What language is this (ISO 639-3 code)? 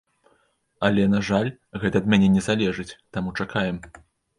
bel